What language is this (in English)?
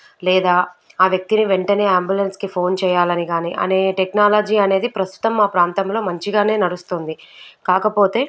Telugu